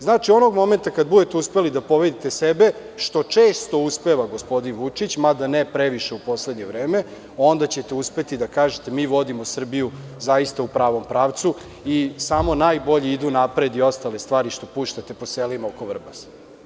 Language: Serbian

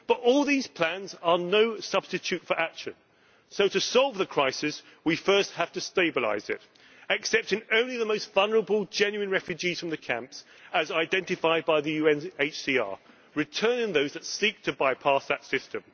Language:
English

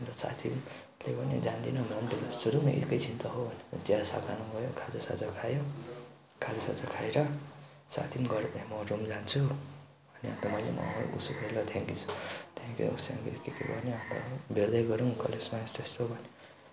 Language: Nepali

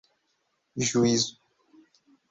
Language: Portuguese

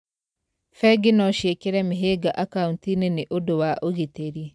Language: Kikuyu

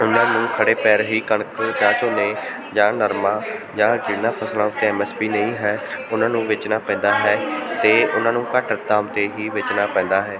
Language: Punjabi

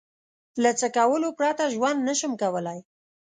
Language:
Pashto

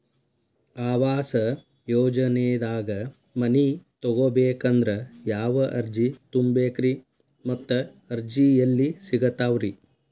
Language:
Kannada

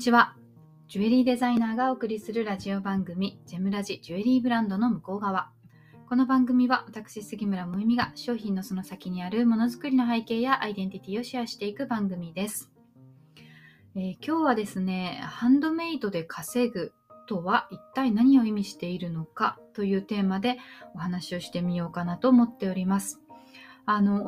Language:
Japanese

